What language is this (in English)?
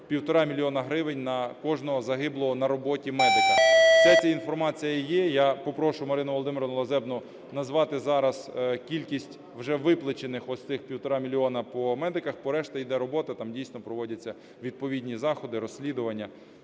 Ukrainian